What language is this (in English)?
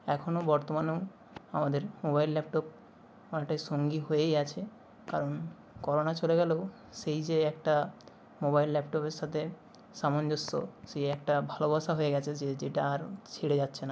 Bangla